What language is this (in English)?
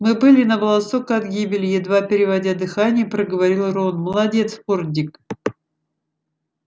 Russian